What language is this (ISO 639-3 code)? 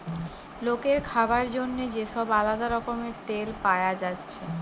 ben